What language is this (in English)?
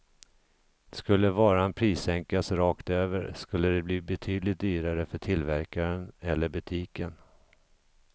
Swedish